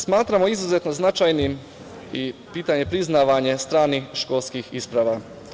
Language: Serbian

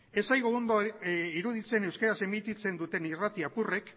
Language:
Basque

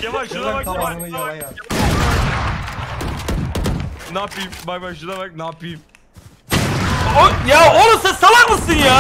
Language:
Turkish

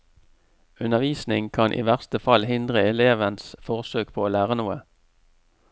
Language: Norwegian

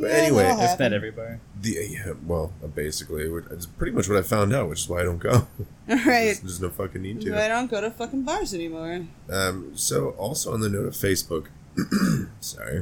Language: English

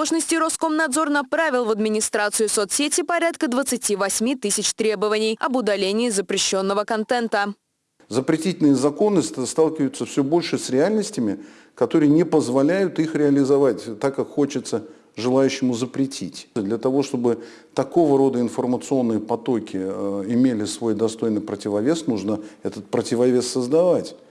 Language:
Russian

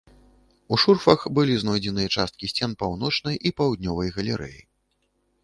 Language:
Belarusian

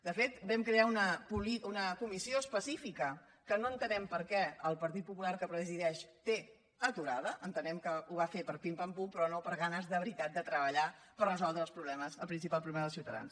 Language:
Catalan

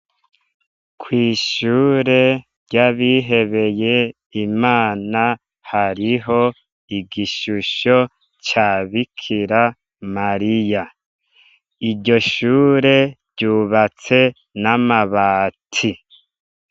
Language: Rundi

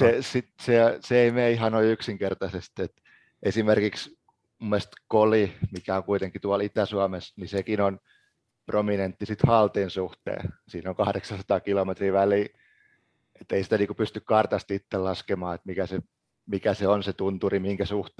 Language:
Finnish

